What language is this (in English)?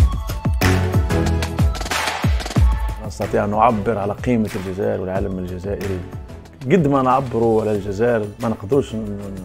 Arabic